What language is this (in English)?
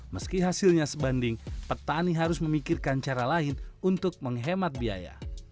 Indonesian